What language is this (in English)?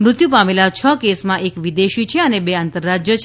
Gujarati